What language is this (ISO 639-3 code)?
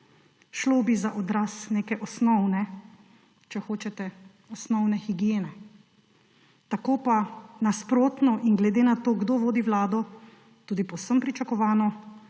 slv